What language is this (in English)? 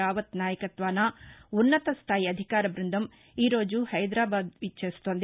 Telugu